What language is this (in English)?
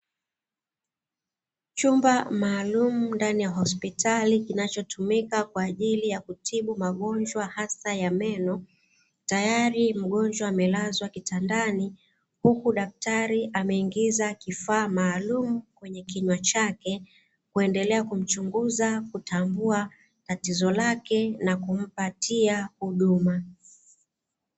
Swahili